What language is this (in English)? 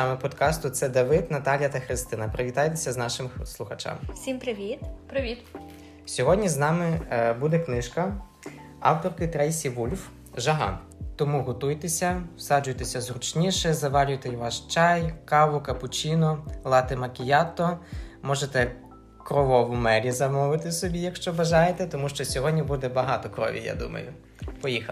Ukrainian